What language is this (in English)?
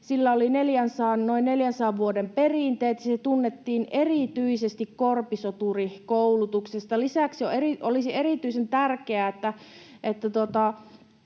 Finnish